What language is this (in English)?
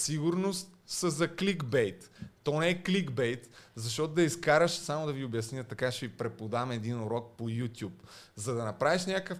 Bulgarian